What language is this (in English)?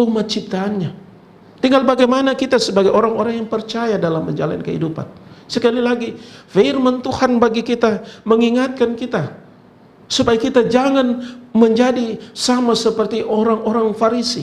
Indonesian